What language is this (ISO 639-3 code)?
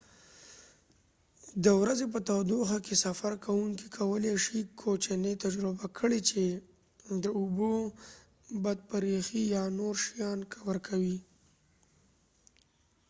pus